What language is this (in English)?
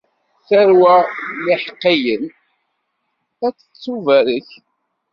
Kabyle